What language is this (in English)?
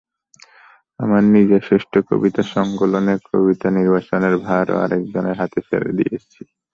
Bangla